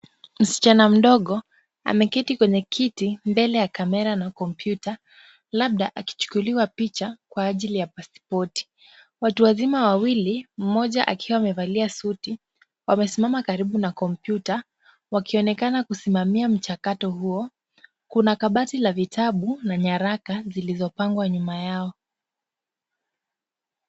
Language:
Swahili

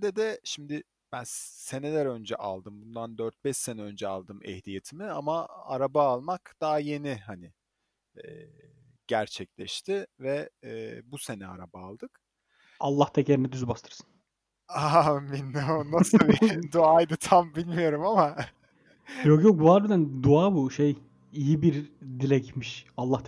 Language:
Turkish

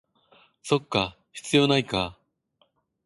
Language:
Japanese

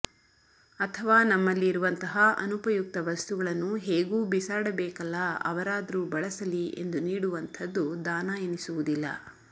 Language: Kannada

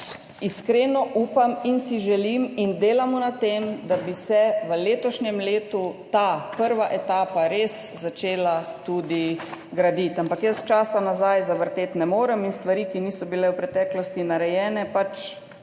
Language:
Slovenian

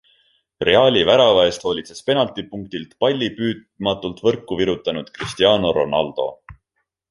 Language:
Estonian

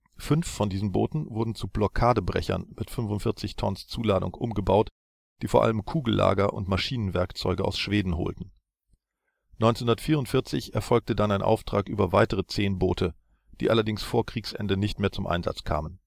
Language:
German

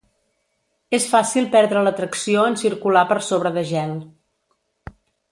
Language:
Catalan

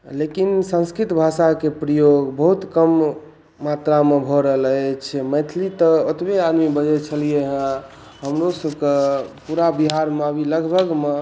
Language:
Maithili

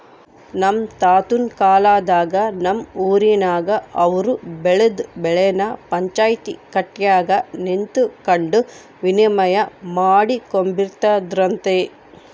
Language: Kannada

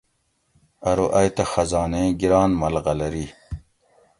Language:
Gawri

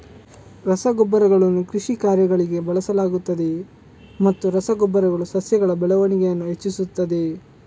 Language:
Kannada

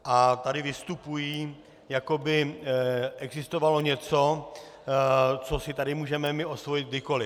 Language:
Czech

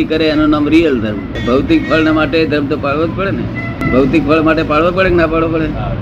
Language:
Gujarati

